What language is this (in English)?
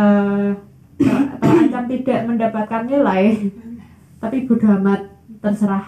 Indonesian